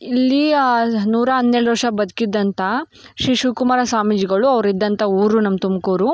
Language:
Kannada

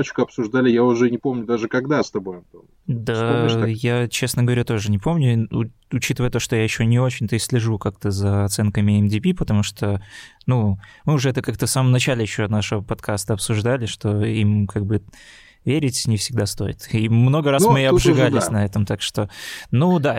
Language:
Russian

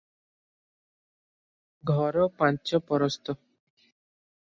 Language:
Odia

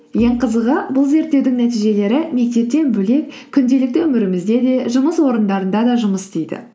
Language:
Kazakh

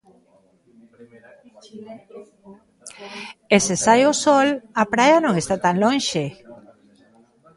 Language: Galician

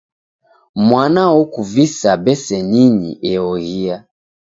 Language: Taita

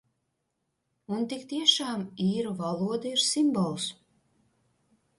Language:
Latvian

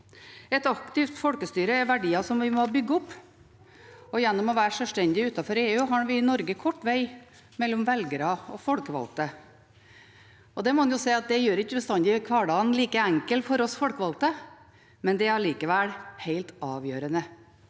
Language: Norwegian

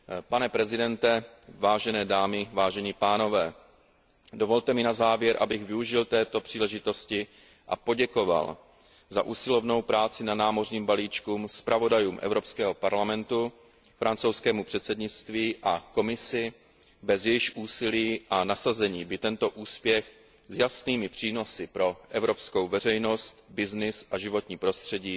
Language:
Czech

